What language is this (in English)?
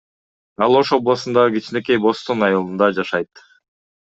Kyrgyz